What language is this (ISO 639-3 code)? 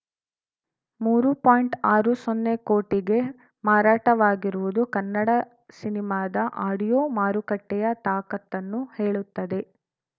kan